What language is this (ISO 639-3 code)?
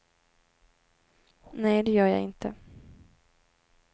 swe